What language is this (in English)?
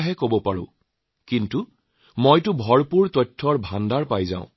Assamese